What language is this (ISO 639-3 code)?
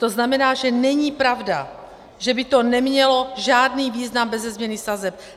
ces